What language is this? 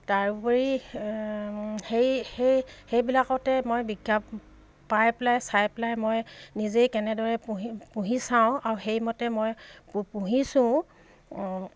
Assamese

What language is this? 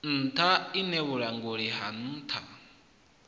Venda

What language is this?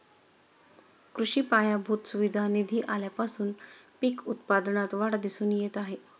Marathi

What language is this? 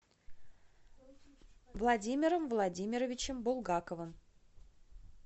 Russian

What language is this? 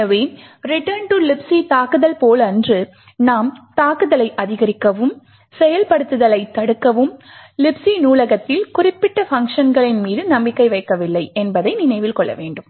Tamil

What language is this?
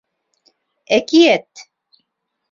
Bashkir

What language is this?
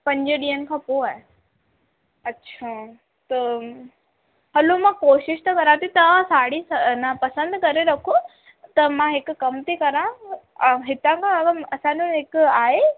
Sindhi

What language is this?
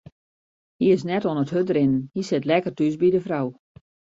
Western Frisian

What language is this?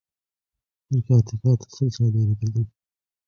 Central Kurdish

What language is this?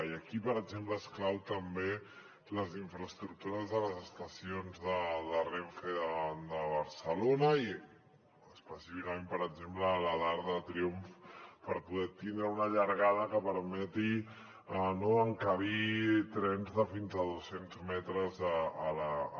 Catalan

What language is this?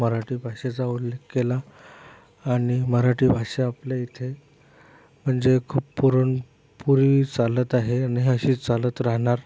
Marathi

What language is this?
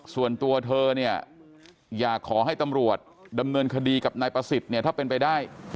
Thai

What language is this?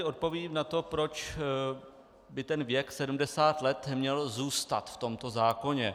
Czech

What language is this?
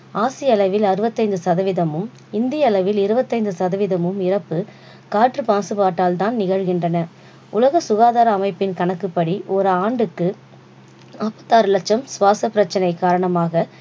Tamil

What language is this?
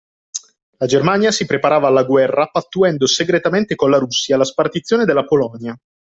Italian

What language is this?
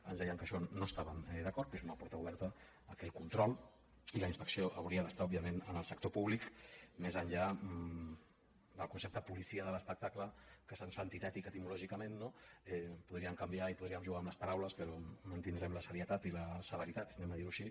Catalan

